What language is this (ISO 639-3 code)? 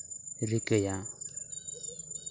sat